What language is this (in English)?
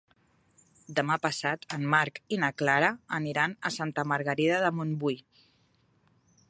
Catalan